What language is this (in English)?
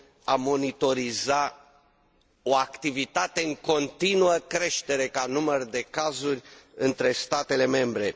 Romanian